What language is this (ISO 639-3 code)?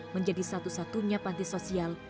ind